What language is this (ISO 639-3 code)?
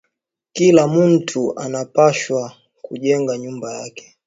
swa